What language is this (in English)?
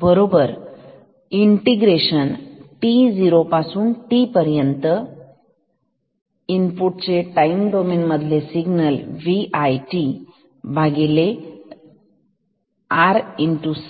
Marathi